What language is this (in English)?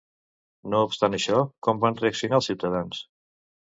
Catalan